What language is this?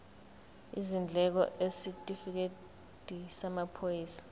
Zulu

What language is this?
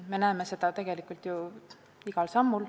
Estonian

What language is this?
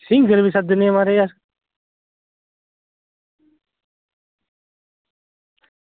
Dogri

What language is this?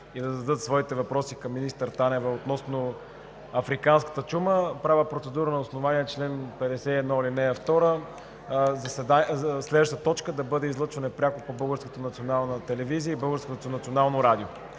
Bulgarian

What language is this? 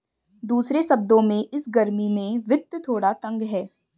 Hindi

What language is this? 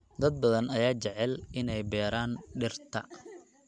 Somali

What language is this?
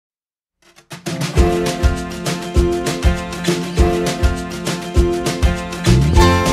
Turkish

